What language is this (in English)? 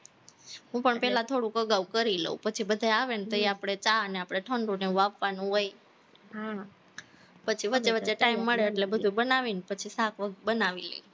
Gujarati